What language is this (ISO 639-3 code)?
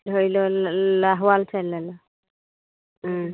asm